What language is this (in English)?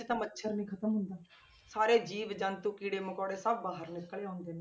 Punjabi